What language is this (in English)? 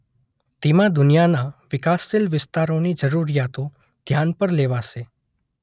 Gujarati